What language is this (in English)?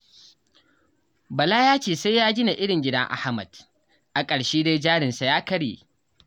Hausa